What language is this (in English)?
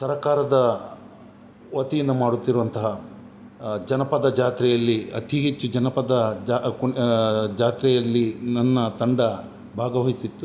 Kannada